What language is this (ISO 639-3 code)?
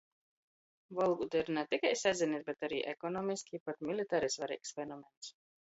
ltg